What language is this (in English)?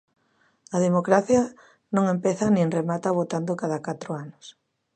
Galician